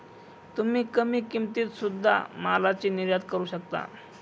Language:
Marathi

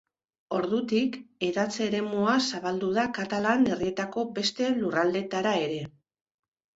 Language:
Basque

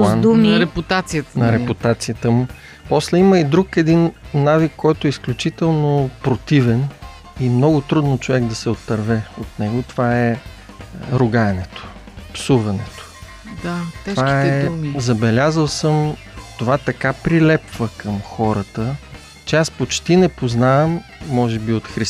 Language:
Bulgarian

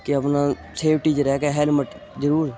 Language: Punjabi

